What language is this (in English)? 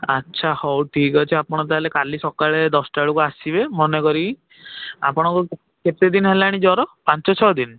Odia